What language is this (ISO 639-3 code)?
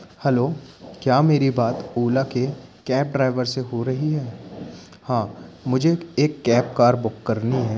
hin